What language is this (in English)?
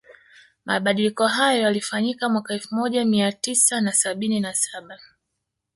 Swahili